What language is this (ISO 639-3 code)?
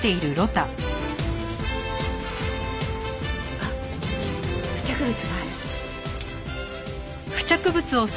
jpn